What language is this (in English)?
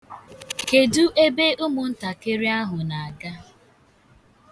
Igbo